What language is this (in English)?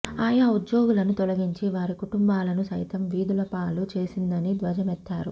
Telugu